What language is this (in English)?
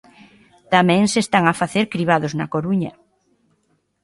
Galician